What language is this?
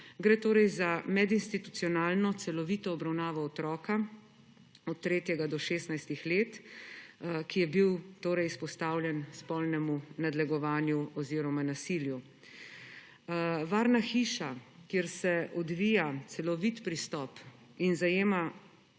Slovenian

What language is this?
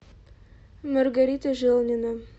Russian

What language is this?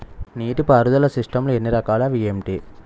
Telugu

